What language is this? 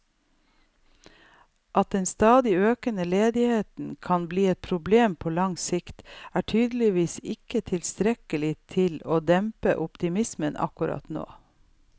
Norwegian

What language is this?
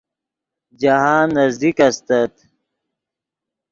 Yidgha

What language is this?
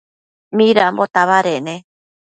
Matsés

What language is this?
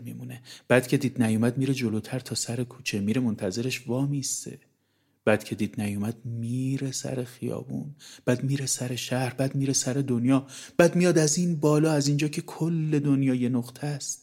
Persian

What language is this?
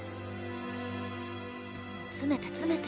Japanese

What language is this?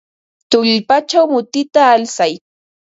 Ambo-Pasco Quechua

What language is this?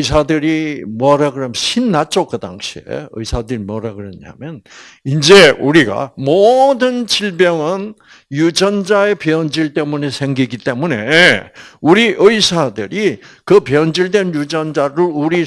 Korean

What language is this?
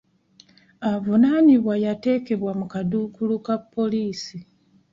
Ganda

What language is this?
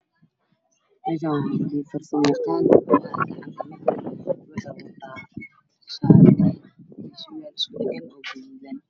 Somali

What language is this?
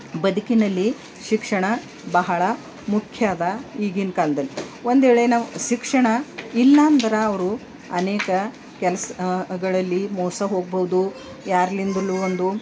Kannada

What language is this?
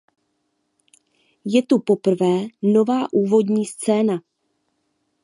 Czech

